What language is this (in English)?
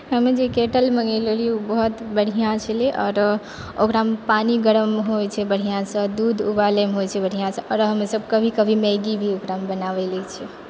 Maithili